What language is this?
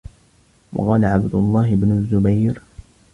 Arabic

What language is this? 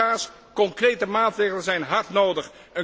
Dutch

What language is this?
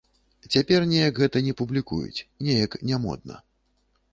Belarusian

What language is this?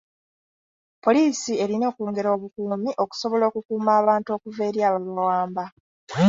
Ganda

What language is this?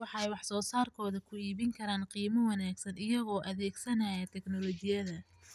Somali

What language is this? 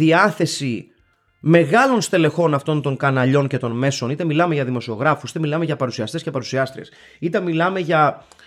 Greek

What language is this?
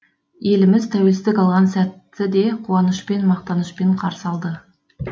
Kazakh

